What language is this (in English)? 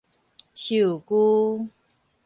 Min Nan Chinese